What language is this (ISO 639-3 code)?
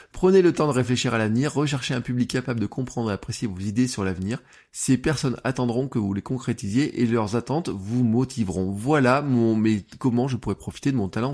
fra